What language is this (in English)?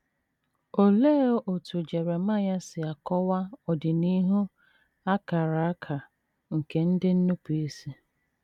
Igbo